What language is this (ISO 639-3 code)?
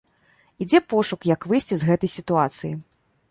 bel